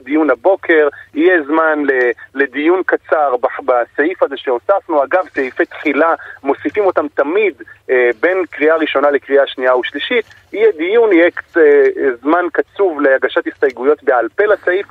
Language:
Hebrew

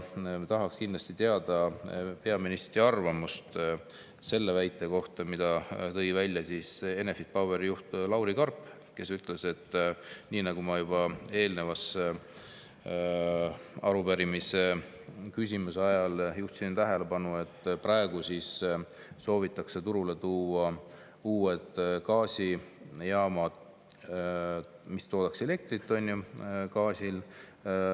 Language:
Estonian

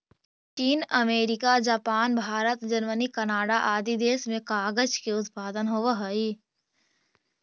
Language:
Magahi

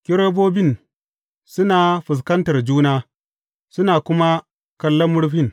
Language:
Hausa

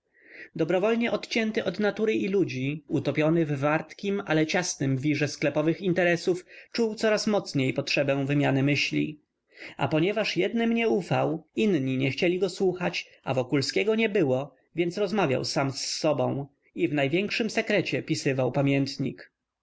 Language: Polish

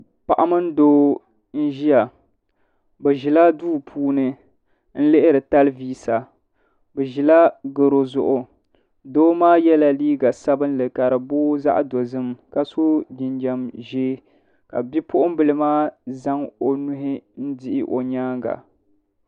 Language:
Dagbani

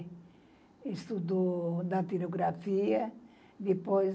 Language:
Portuguese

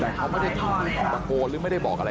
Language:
Thai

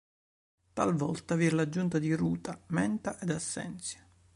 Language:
Italian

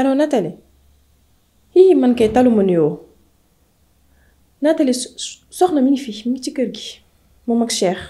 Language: French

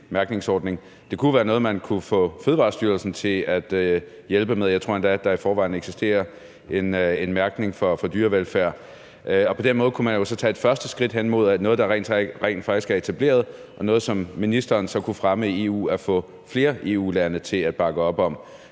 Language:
Danish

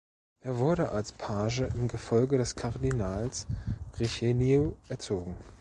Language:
German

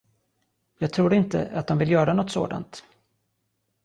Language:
Swedish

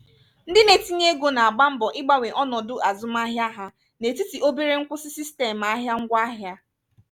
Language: Igbo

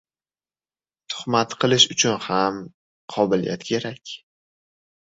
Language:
Uzbek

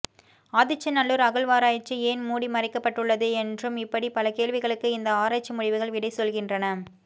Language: Tamil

